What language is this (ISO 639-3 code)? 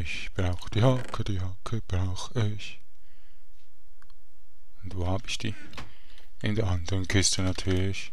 deu